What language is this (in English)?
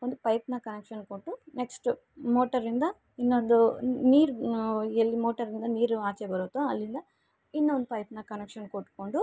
Kannada